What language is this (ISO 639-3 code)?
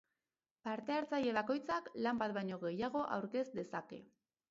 eus